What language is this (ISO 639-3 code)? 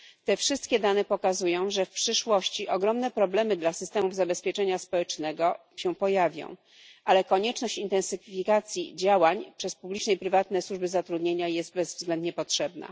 pol